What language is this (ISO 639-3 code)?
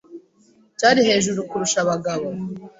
kin